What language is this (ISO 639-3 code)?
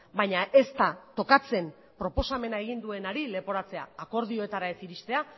eus